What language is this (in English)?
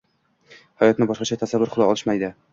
Uzbek